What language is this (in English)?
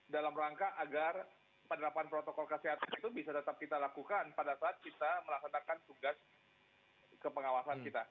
Indonesian